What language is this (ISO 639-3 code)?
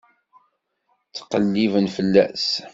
kab